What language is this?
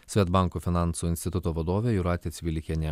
Lithuanian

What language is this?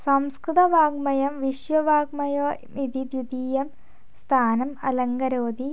Sanskrit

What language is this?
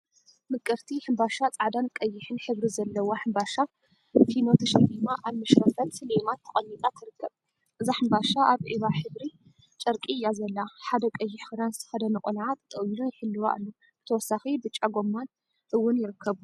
Tigrinya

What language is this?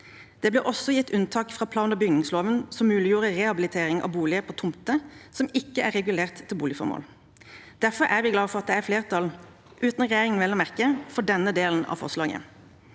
Norwegian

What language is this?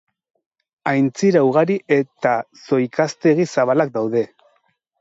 Basque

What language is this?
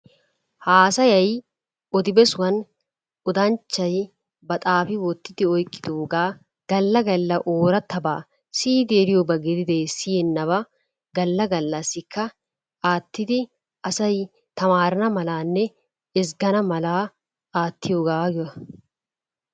Wolaytta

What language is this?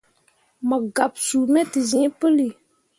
Mundang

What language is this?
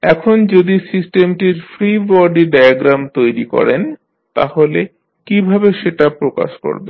Bangla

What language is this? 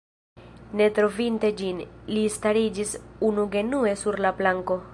Esperanto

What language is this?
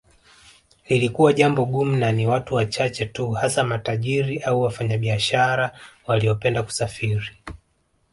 Swahili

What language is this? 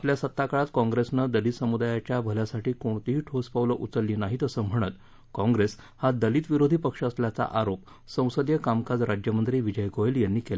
Marathi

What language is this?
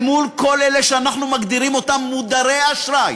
Hebrew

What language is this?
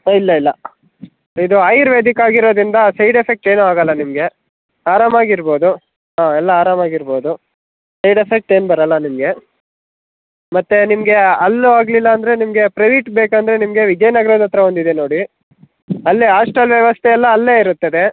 Kannada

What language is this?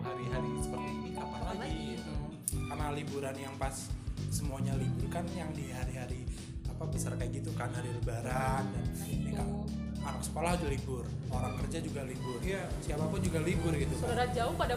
Indonesian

